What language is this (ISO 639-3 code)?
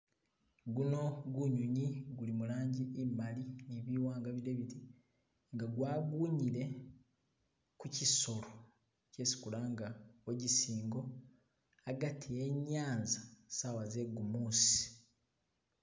myx